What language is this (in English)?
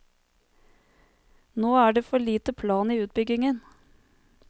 Norwegian